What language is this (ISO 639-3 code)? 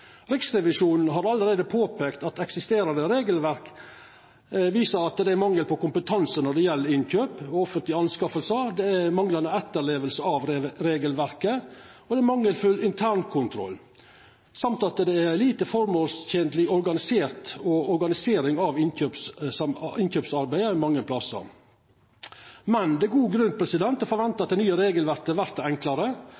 nno